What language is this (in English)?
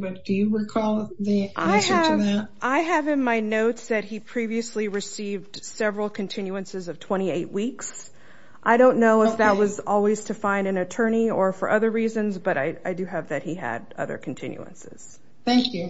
English